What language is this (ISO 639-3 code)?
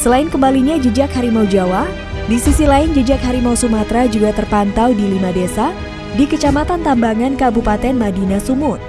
ind